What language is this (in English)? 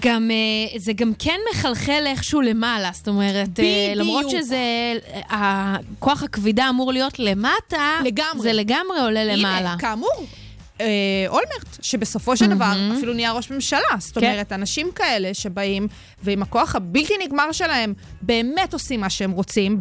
Hebrew